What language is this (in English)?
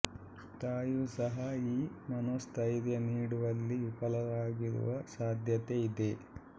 Kannada